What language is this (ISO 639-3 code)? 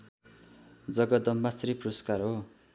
nep